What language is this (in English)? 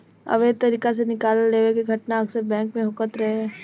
Bhojpuri